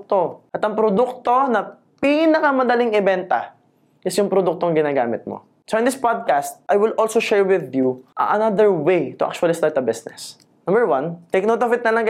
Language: Filipino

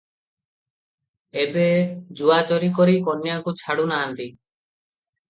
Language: Odia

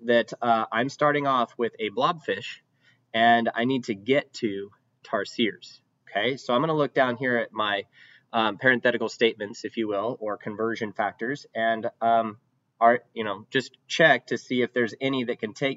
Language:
English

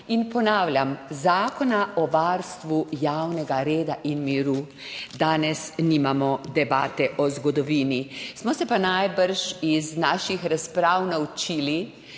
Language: Slovenian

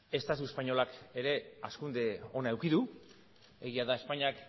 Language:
Basque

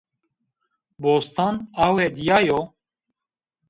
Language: Zaza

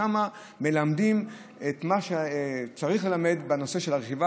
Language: Hebrew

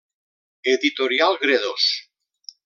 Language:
Catalan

